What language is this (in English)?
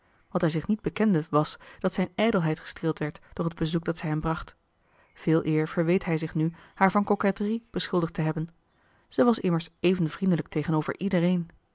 Dutch